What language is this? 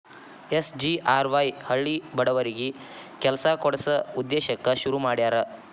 Kannada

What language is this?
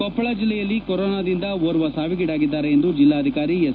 Kannada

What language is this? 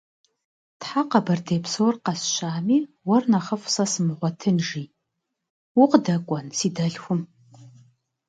Kabardian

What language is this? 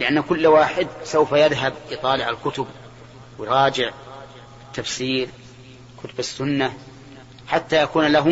Arabic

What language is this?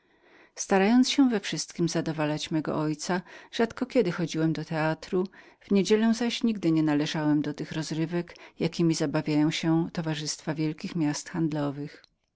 Polish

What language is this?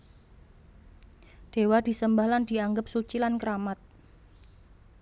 Javanese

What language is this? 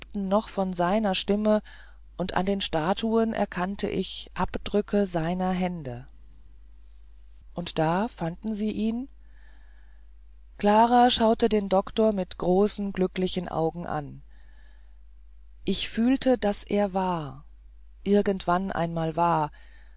German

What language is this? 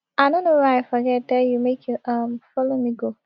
Nigerian Pidgin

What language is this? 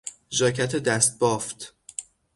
Persian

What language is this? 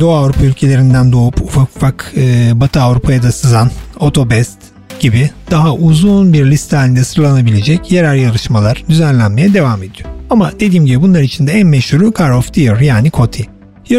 Turkish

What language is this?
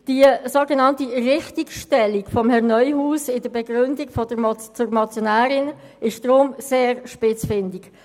Swiss German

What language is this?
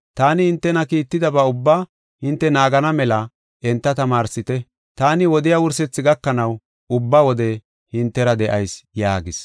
Gofa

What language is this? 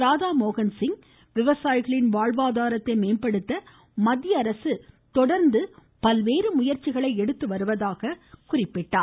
Tamil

